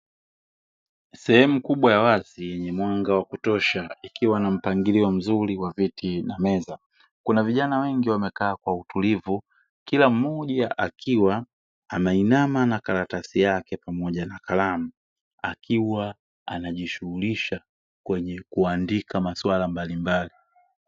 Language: Swahili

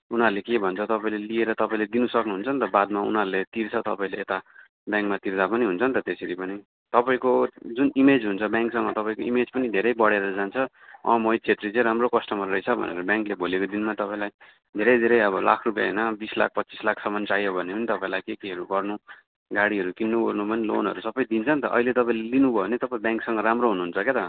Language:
Nepali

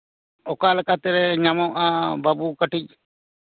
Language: Santali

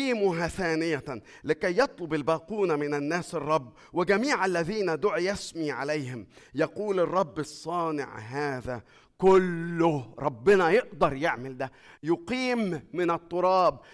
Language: Arabic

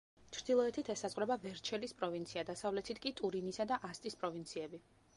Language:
Georgian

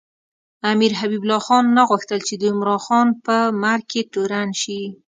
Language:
Pashto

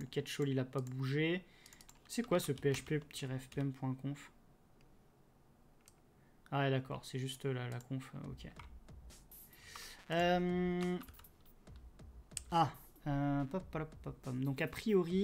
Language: French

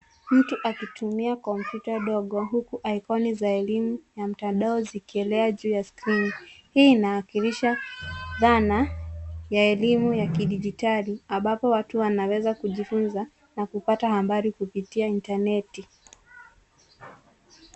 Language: Swahili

